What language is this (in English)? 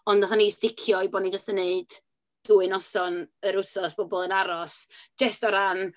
Welsh